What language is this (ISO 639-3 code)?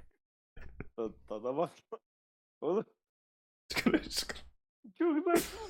tur